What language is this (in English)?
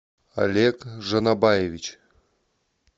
Russian